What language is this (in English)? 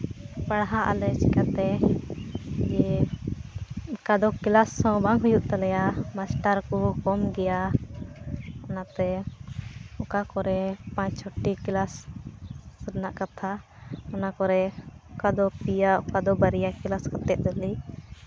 Santali